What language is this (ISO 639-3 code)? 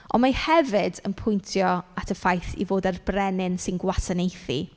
cym